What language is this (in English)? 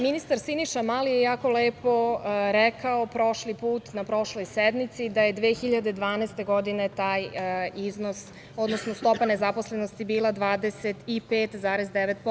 Serbian